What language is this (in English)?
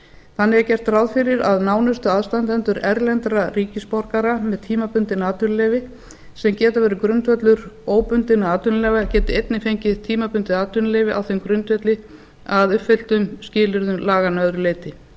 Icelandic